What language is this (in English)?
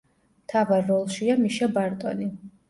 Georgian